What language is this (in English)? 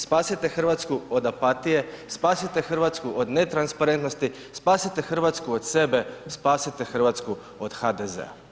Croatian